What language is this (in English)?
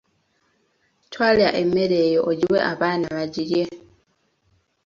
Ganda